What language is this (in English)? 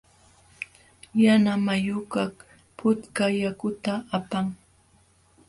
Jauja Wanca Quechua